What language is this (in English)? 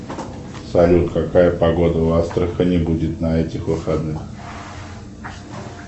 Russian